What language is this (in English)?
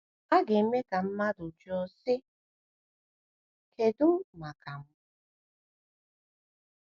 Igbo